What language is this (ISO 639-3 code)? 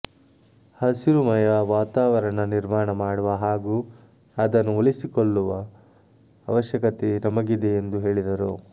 kan